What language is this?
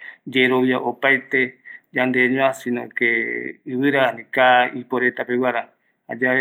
Eastern Bolivian Guaraní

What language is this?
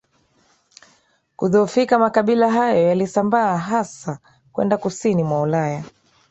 Swahili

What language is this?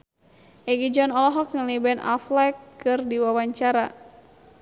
Sundanese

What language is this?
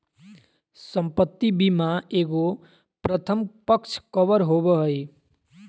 Magahi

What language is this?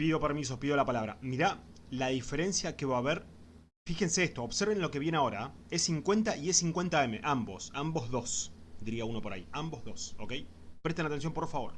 Spanish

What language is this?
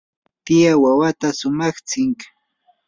Yanahuanca Pasco Quechua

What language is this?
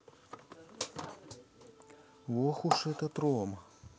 Russian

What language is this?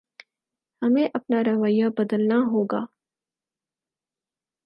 Urdu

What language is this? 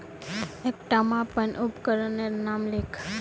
Magahi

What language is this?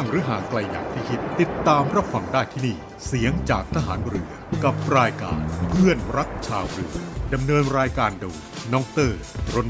Thai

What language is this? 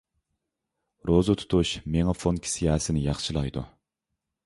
Uyghur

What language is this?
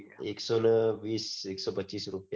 Gujarati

